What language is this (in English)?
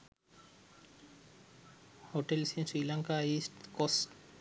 Sinhala